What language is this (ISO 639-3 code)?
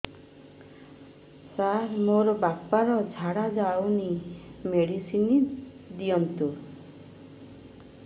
ori